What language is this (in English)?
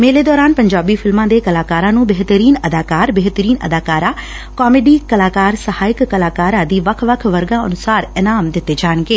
Punjabi